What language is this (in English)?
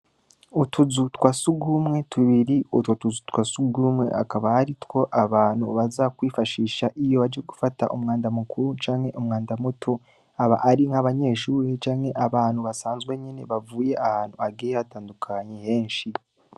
Rundi